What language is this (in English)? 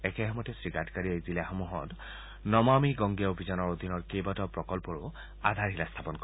Assamese